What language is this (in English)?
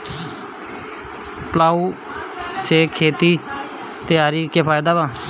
Bhojpuri